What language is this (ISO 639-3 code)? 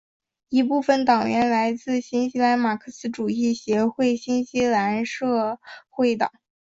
zho